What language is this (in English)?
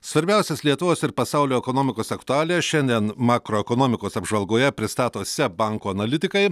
Lithuanian